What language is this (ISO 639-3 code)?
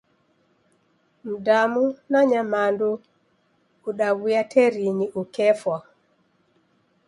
dav